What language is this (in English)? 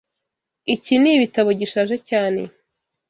Kinyarwanda